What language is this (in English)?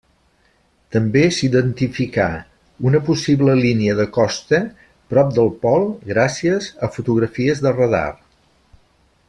Catalan